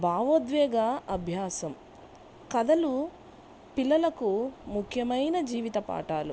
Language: Telugu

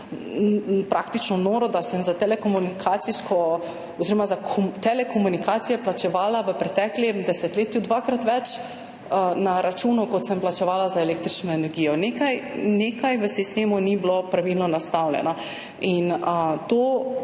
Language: Slovenian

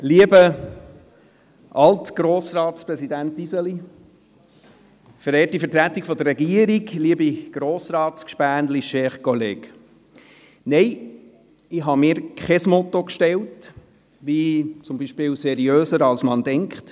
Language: Swiss German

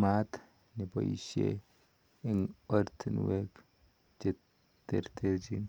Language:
Kalenjin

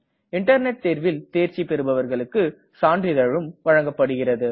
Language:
Tamil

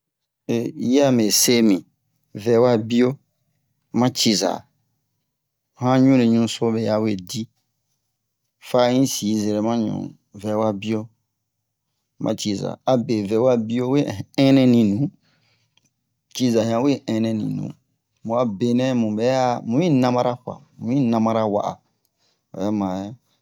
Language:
Bomu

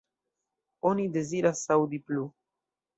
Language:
Esperanto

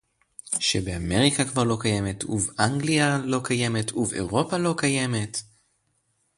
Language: Hebrew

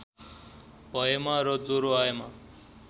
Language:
Nepali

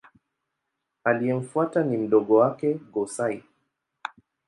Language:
Swahili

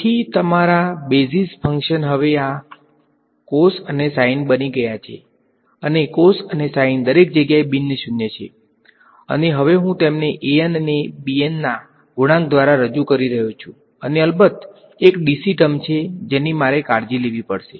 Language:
Gujarati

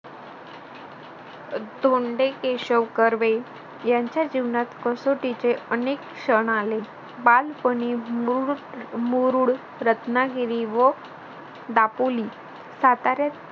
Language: Marathi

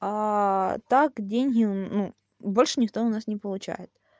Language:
Russian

